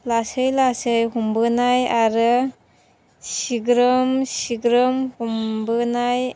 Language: Bodo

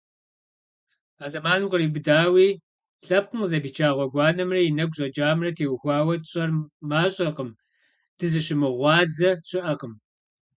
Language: Kabardian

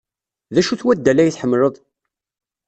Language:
Kabyle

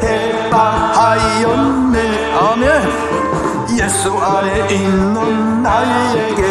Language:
Korean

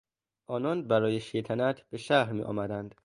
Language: Persian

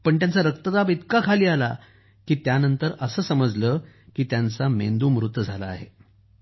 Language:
Marathi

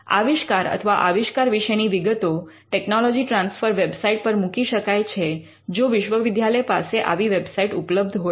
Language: Gujarati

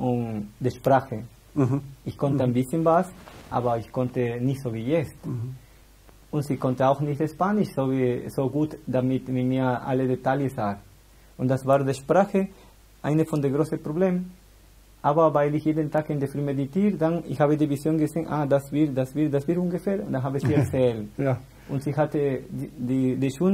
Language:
German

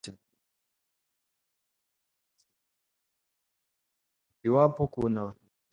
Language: Swahili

